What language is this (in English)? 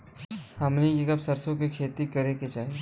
Bhojpuri